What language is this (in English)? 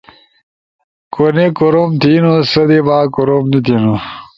Ushojo